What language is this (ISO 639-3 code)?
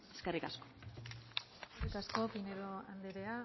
eus